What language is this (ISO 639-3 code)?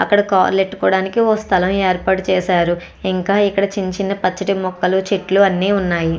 tel